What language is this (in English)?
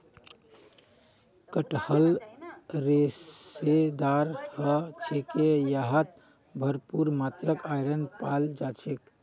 Magahi